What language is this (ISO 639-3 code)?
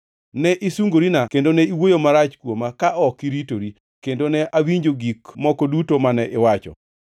luo